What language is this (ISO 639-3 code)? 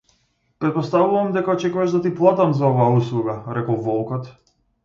mkd